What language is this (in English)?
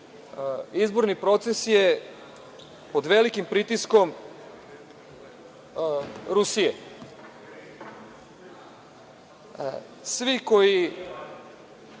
Serbian